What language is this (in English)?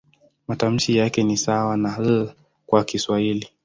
Swahili